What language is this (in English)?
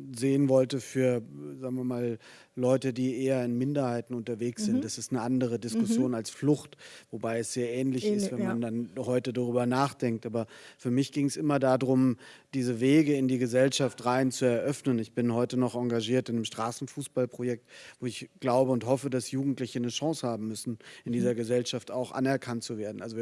German